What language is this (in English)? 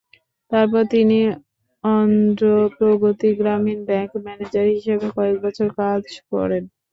Bangla